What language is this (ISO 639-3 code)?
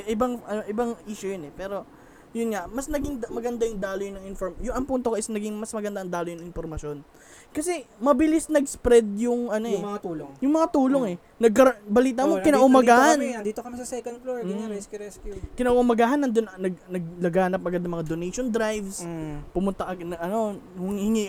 fil